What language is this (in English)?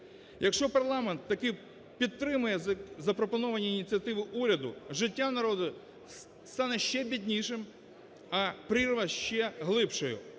Ukrainian